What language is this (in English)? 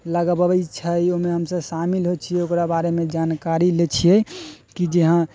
Maithili